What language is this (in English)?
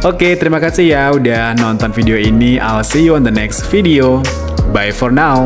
Indonesian